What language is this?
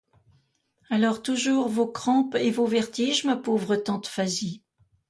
French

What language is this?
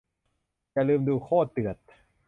Thai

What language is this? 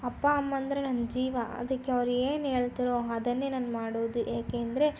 Kannada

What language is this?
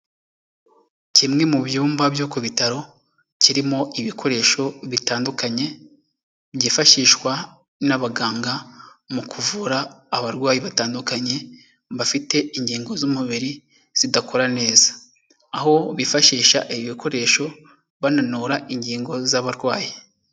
Kinyarwanda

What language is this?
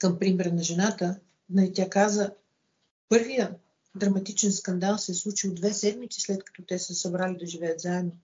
Bulgarian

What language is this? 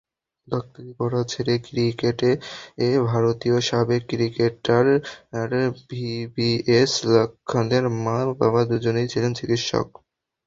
Bangla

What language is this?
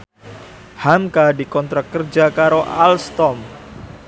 Javanese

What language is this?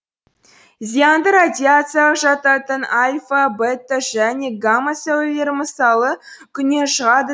Kazakh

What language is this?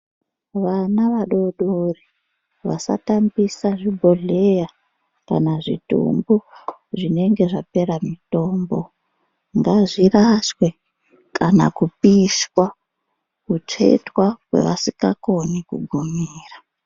Ndau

